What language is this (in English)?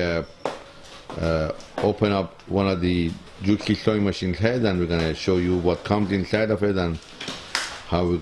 English